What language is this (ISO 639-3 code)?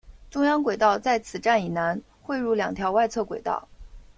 zho